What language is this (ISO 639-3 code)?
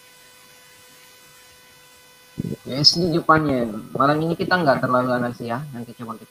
ind